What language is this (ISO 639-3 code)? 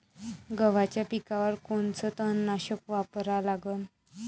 mar